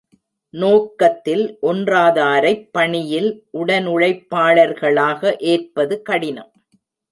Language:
Tamil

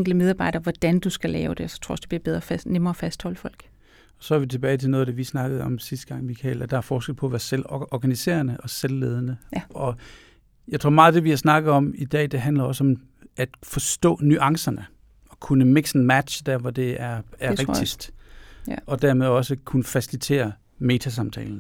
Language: Danish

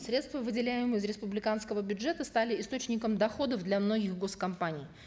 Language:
Kazakh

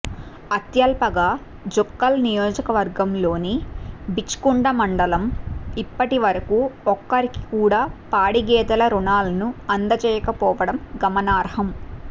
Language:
Telugu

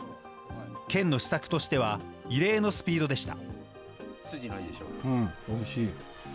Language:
Japanese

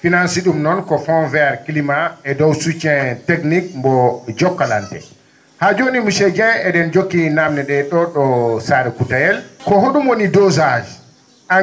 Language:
Fula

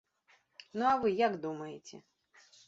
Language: Belarusian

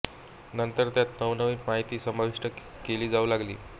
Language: Marathi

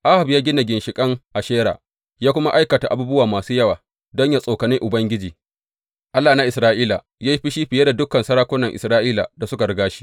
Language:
Hausa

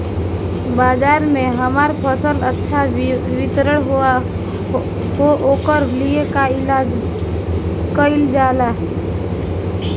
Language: Bhojpuri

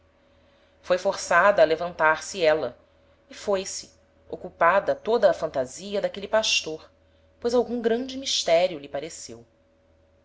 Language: Portuguese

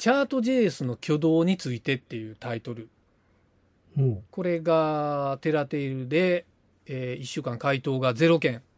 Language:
Japanese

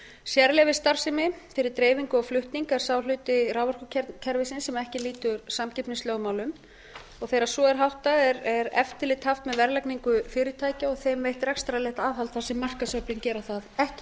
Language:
Icelandic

